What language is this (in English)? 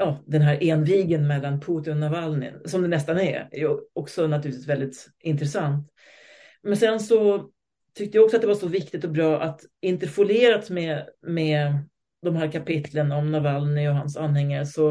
Swedish